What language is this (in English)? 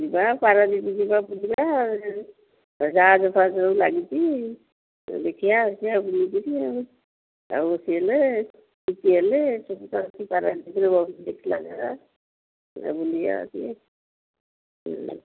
Odia